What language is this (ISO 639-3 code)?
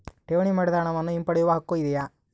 kan